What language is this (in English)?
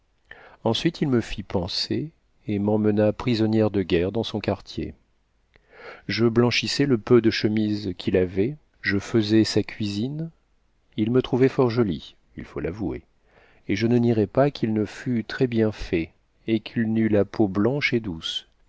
French